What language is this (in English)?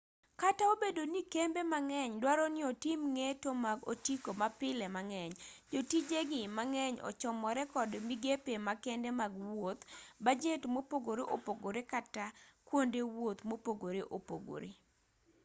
Luo (Kenya and Tanzania)